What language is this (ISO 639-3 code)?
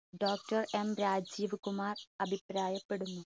mal